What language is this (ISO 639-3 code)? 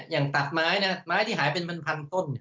tha